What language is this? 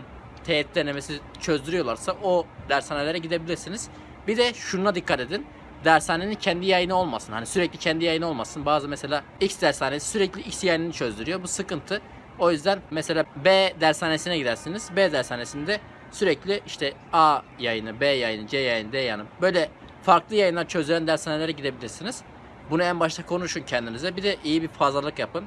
Turkish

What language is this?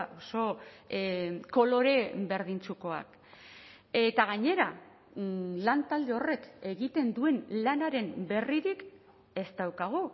Basque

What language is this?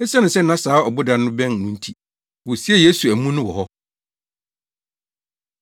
Akan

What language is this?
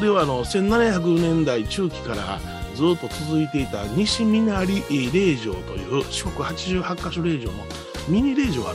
Japanese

